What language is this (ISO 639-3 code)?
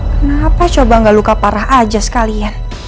ind